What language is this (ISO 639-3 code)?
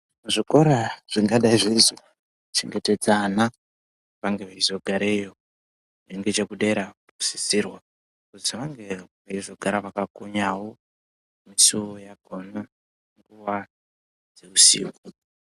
ndc